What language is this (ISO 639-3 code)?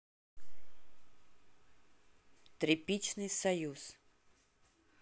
rus